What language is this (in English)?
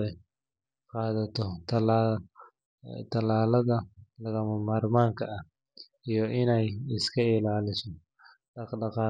Somali